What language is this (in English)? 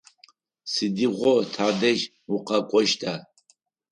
Adyghe